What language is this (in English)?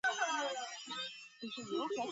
Chinese